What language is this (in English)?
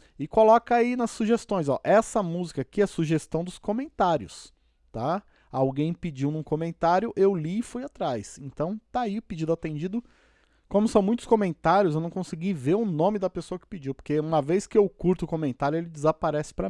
Portuguese